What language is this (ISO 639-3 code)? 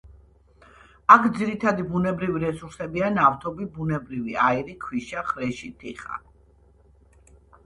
kat